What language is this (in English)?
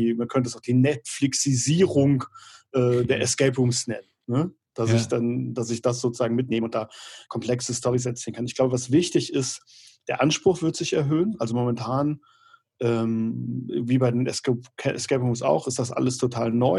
German